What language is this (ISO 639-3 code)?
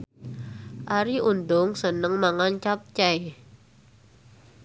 jav